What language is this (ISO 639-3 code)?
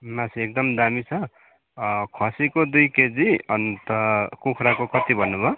nep